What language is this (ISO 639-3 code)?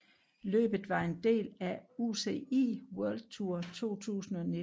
dan